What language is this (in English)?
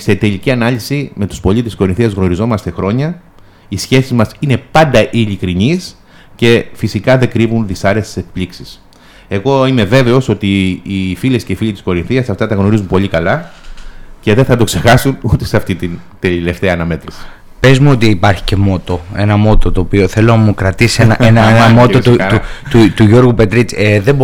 Greek